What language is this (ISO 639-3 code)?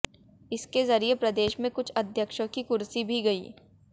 hin